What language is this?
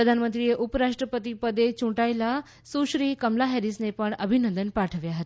Gujarati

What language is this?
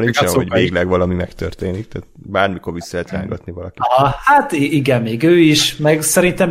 Hungarian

